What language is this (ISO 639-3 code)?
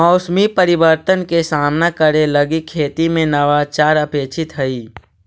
mag